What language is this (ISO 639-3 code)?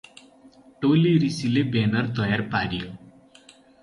nep